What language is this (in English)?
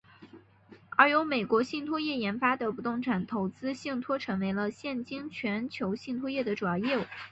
Chinese